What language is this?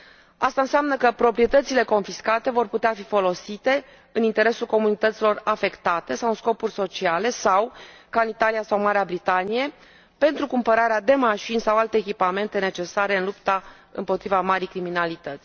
Romanian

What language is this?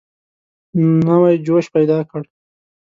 Pashto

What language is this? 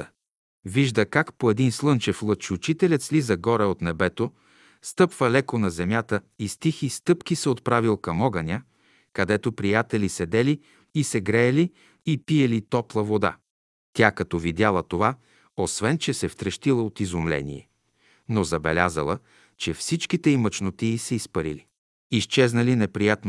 Bulgarian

